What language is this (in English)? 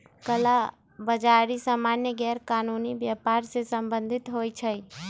Magahi